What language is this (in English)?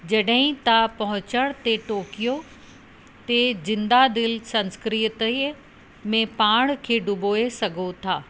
Sindhi